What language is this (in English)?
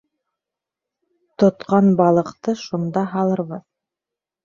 Bashkir